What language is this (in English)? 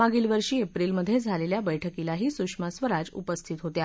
Marathi